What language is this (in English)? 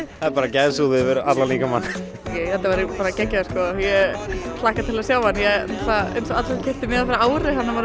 Icelandic